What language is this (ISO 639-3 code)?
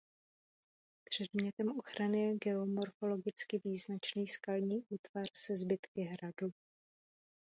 ces